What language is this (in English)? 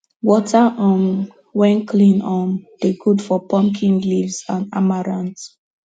Nigerian Pidgin